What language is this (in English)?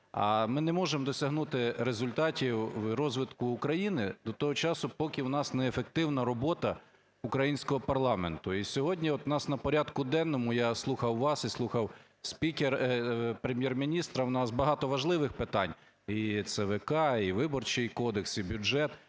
Ukrainian